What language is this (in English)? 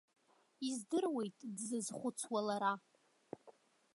Abkhazian